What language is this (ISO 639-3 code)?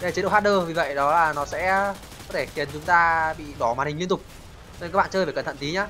vie